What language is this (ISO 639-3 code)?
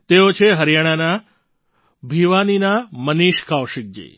guj